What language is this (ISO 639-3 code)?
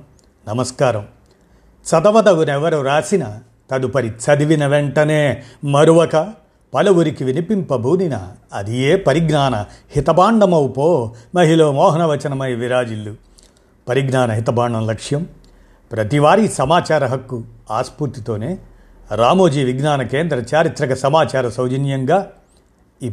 tel